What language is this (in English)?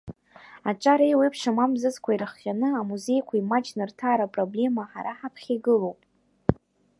Abkhazian